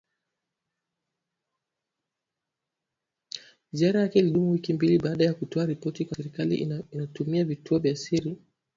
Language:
Swahili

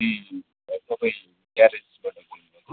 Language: Nepali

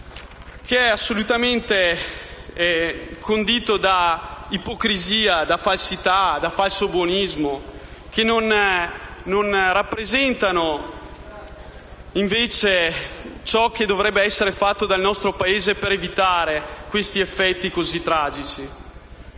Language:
Italian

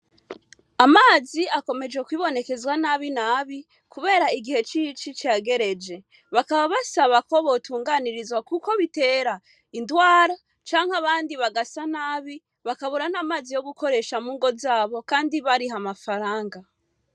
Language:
Rundi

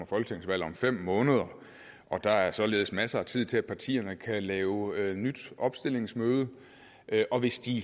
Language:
Danish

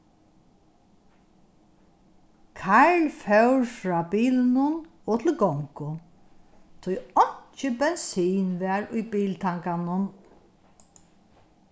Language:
Faroese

